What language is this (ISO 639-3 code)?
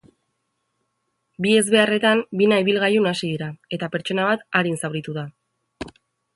eus